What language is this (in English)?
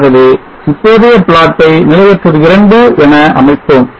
Tamil